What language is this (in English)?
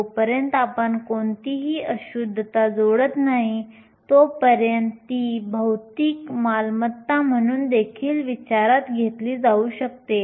Marathi